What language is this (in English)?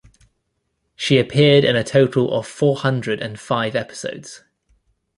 English